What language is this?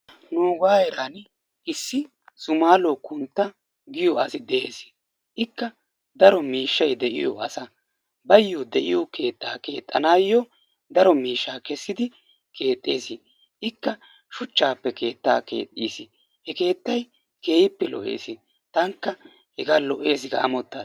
Wolaytta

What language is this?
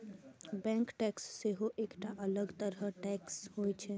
Maithili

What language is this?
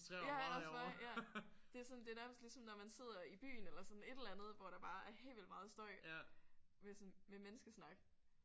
Danish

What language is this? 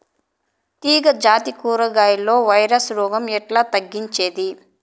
Telugu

